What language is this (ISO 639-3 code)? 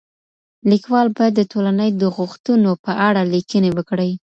pus